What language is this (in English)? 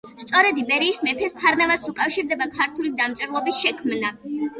Georgian